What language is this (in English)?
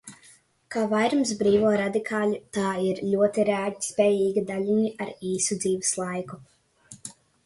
Latvian